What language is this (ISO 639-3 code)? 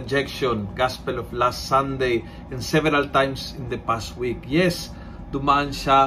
fil